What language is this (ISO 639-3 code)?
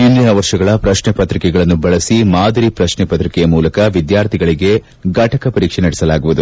kan